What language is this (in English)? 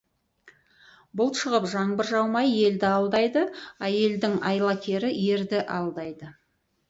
Kazakh